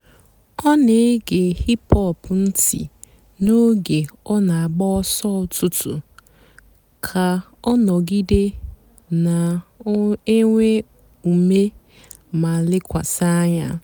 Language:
Igbo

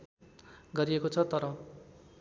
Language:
Nepali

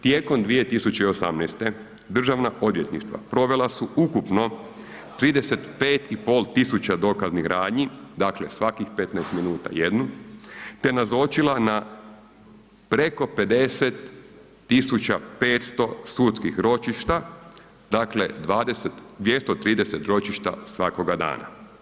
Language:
Croatian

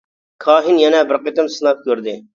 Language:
Uyghur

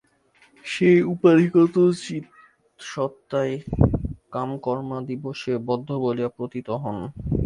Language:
Bangla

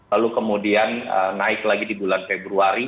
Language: Indonesian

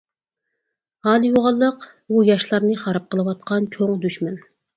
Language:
Uyghur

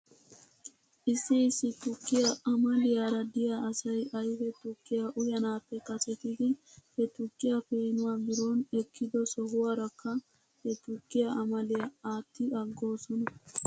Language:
Wolaytta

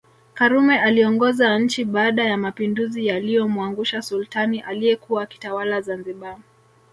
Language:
Swahili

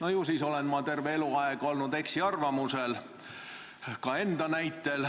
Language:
Estonian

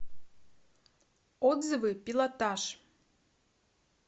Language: Russian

